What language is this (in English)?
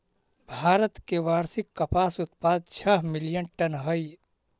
Magahi